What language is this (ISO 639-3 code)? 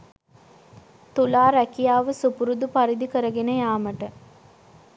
sin